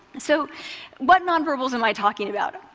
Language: English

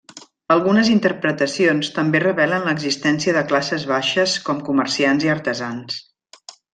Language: Catalan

